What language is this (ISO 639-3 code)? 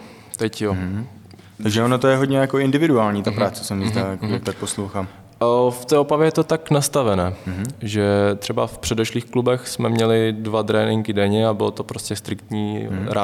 ces